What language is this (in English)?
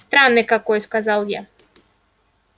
Russian